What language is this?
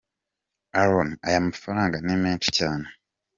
Kinyarwanda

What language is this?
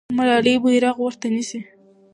Pashto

